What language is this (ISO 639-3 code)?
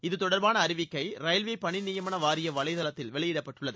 tam